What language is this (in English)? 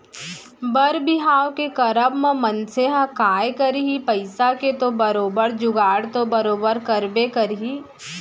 Chhattisgarhi